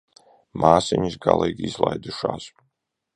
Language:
Latvian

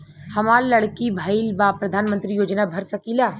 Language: Bhojpuri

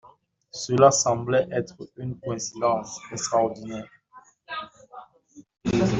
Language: French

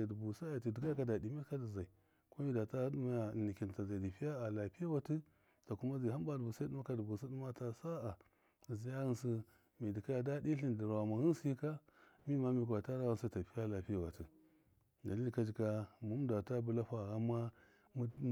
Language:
Miya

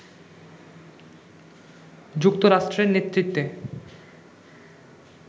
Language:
Bangla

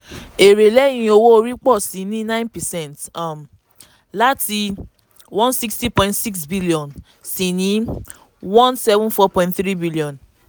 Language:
Yoruba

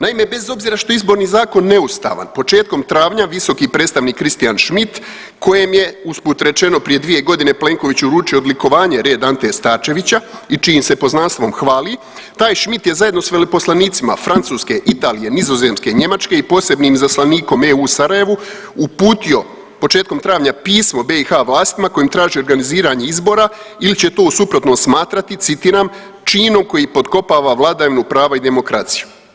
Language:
Croatian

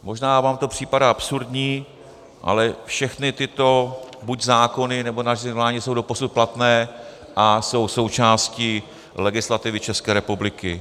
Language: Czech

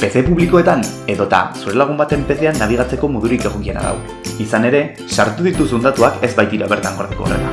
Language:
Basque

